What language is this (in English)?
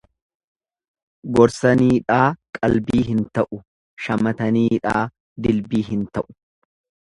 Oromo